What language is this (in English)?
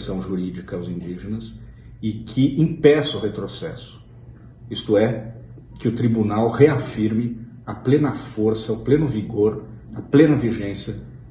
Portuguese